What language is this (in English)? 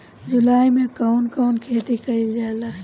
Bhojpuri